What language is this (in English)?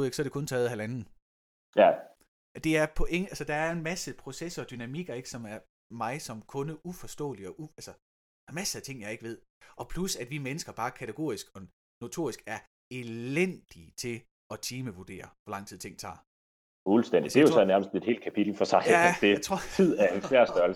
Danish